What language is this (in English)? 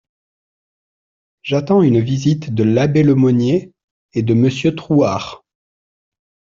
French